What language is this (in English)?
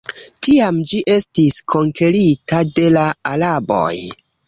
Esperanto